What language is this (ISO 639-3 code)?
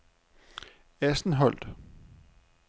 dan